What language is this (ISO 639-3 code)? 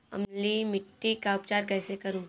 hin